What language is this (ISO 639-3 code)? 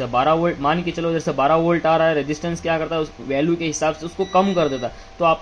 hin